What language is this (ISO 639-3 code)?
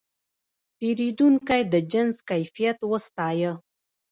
pus